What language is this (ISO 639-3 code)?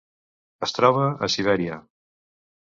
cat